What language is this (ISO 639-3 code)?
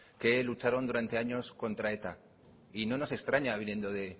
spa